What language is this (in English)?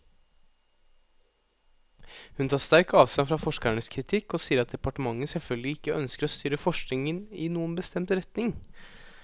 Norwegian